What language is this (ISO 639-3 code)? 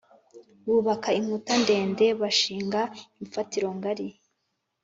kin